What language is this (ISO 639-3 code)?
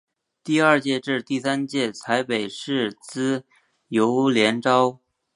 zho